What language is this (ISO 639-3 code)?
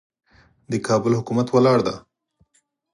pus